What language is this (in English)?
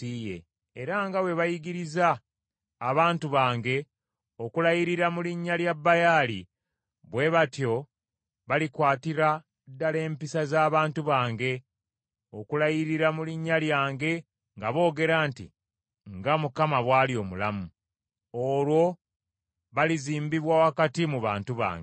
Ganda